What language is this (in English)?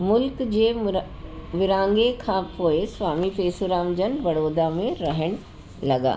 Sindhi